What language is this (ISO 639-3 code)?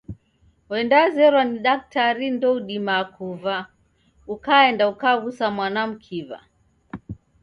dav